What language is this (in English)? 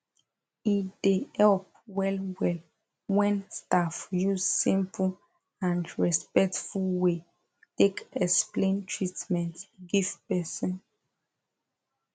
Nigerian Pidgin